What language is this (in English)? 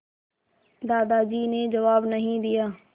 Hindi